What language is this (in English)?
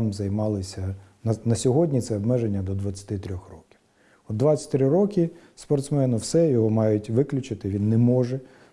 Ukrainian